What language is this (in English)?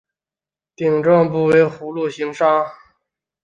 Chinese